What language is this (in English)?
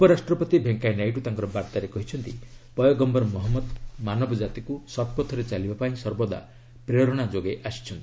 Odia